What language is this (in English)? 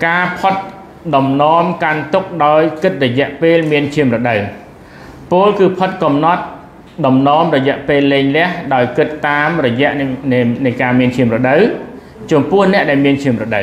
Thai